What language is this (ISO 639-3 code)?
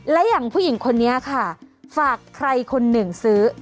tha